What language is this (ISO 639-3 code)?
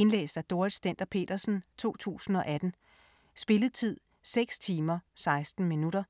dan